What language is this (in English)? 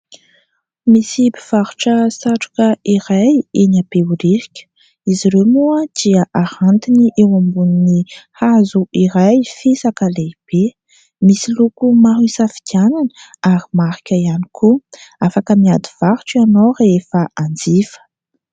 Malagasy